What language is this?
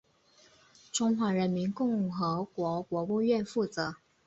Chinese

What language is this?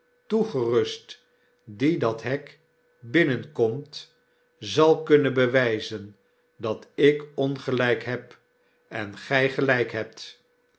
Dutch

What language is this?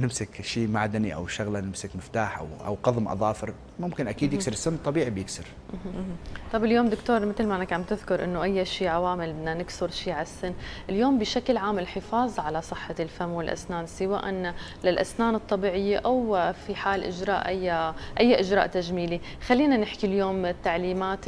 Arabic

